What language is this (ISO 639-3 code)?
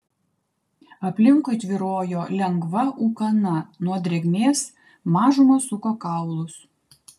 lit